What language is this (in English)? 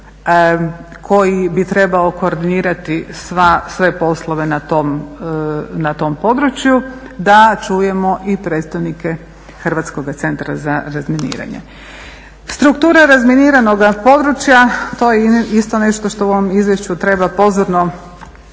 Croatian